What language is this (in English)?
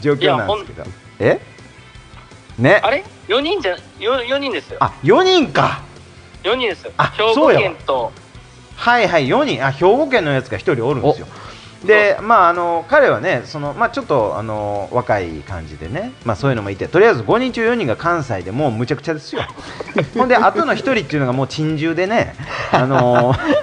Japanese